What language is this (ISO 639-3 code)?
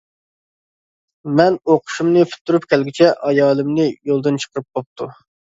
uig